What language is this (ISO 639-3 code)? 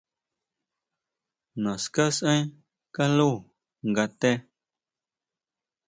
mau